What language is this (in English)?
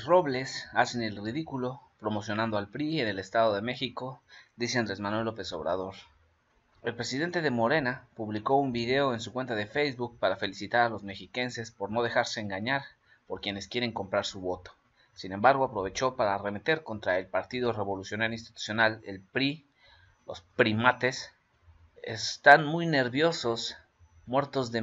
Spanish